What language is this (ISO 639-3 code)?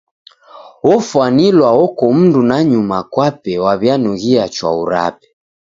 dav